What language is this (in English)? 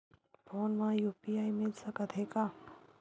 Chhattisgarhi